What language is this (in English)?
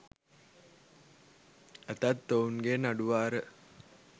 Sinhala